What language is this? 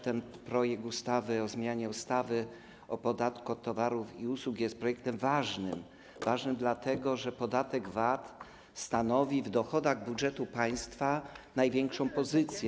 Polish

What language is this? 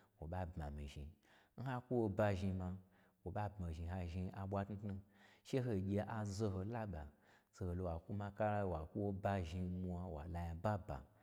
Gbagyi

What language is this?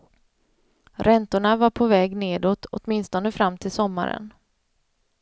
Swedish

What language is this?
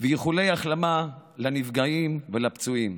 Hebrew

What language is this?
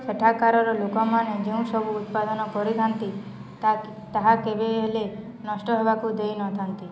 Odia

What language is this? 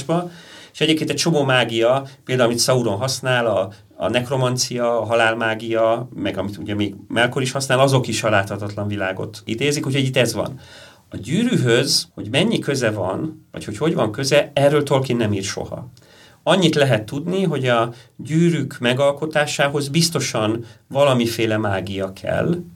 Hungarian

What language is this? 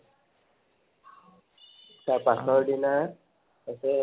Assamese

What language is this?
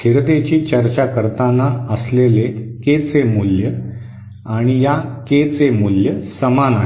Marathi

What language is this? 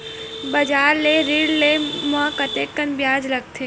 Chhattisgarhi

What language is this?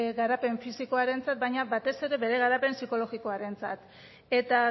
Basque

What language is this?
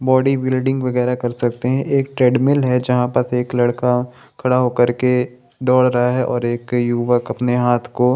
Hindi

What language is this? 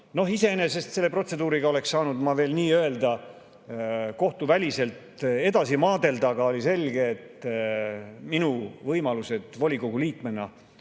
Estonian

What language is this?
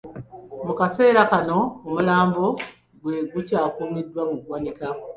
Ganda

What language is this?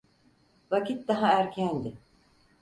Turkish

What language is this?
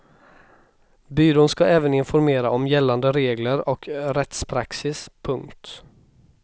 Swedish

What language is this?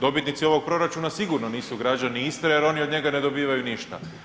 Croatian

